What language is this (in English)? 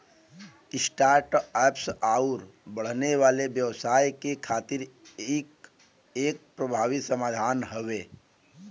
Bhojpuri